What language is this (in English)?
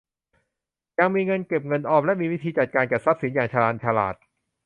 Thai